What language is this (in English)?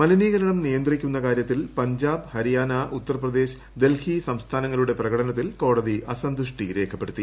Malayalam